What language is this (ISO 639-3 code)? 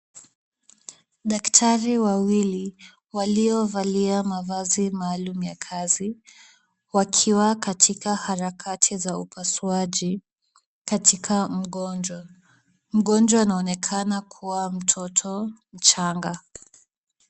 swa